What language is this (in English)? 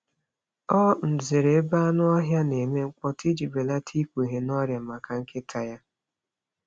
Igbo